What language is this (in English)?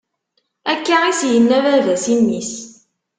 Kabyle